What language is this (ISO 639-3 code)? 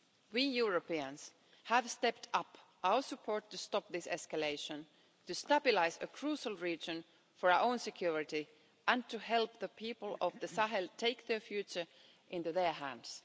eng